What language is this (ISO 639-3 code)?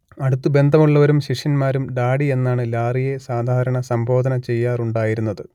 mal